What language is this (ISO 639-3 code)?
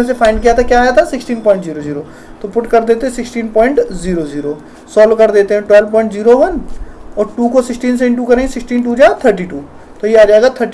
hin